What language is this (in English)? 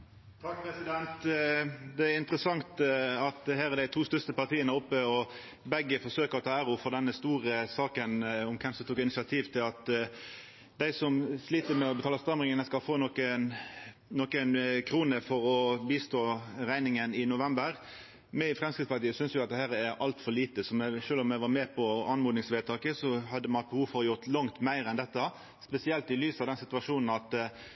Norwegian